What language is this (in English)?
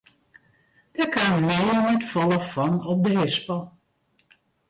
Western Frisian